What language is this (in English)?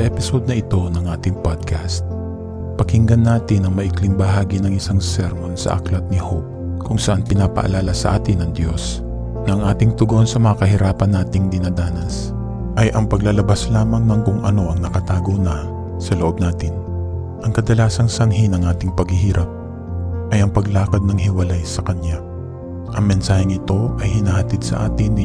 Filipino